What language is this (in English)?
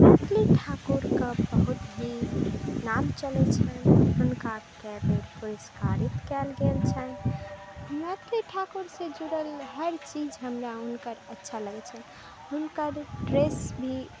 Maithili